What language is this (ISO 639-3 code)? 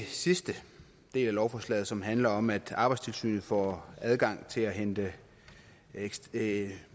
dan